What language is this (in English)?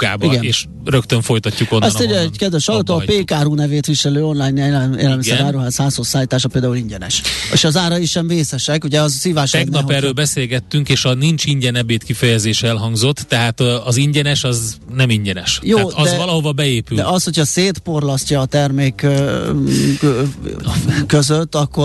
Hungarian